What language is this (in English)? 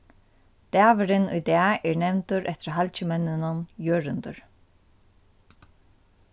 Faroese